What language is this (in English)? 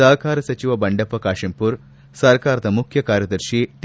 Kannada